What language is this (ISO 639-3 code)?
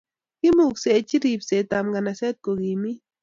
kln